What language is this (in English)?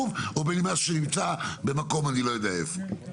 Hebrew